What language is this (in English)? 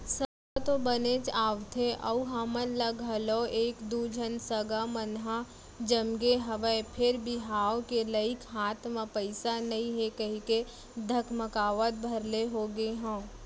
Chhattisgarhi